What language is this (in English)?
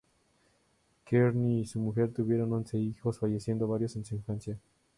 Spanish